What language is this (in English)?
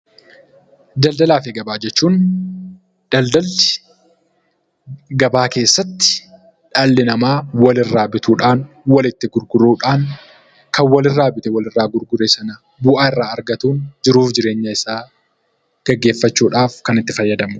Oromo